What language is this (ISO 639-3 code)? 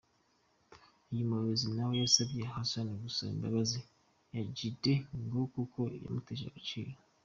kin